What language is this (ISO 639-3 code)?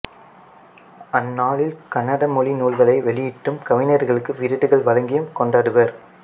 tam